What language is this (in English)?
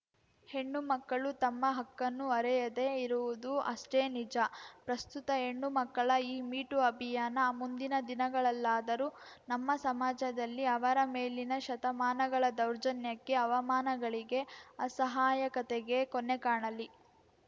Kannada